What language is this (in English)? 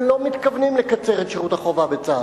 Hebrew